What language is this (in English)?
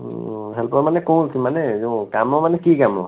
Odia